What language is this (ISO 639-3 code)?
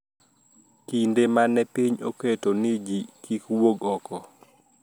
luo